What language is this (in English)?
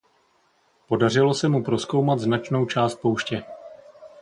Czech